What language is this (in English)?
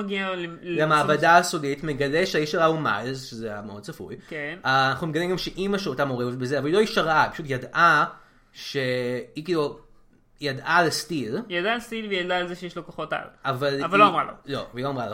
Hebrew